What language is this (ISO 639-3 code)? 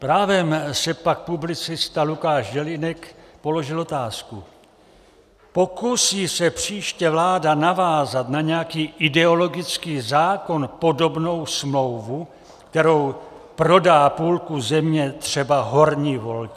ces